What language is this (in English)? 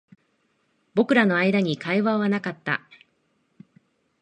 Japanese